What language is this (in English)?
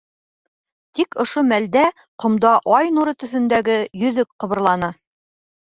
Bashkir